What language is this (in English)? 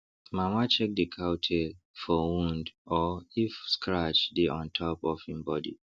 Nigerian Pidgin